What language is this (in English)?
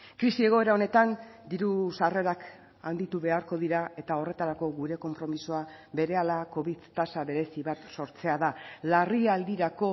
Basque